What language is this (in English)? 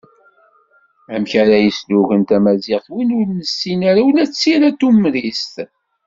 Kabyle